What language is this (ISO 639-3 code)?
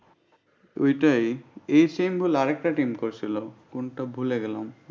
ben